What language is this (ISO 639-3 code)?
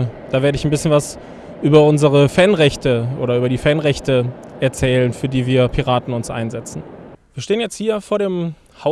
deu